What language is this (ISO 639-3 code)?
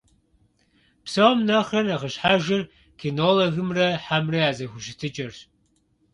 kbd